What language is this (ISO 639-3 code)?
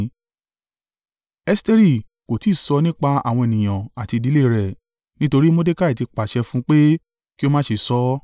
yor